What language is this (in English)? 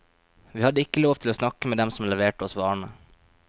Norwegian